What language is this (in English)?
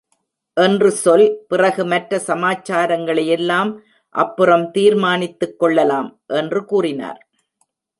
Tamil